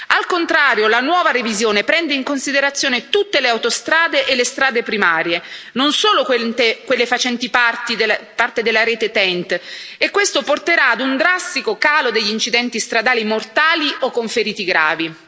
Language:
Italian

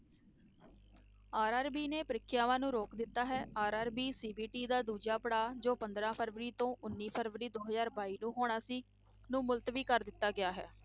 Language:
Punjabi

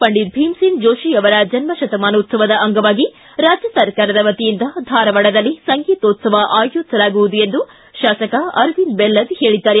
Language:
Kannada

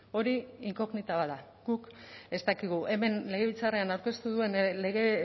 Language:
Basque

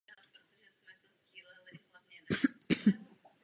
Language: Czech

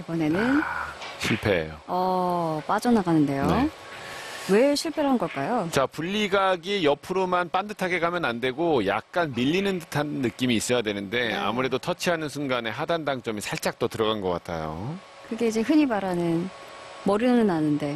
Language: Korean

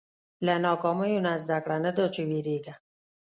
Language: Pashto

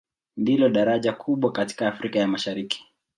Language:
Swahili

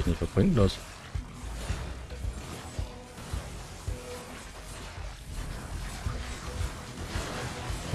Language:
German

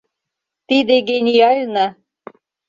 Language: Mari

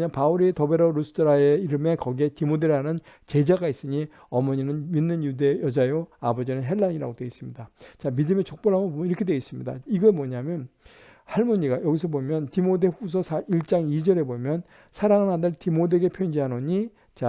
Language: Korean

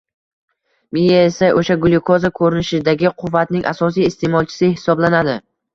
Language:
Uzbek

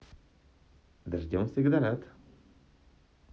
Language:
Russian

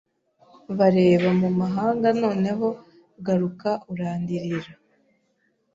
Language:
Kinyarwanda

